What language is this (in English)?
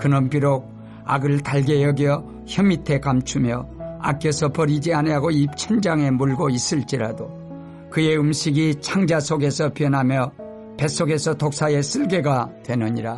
Korean